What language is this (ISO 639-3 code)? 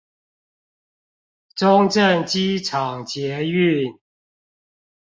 zho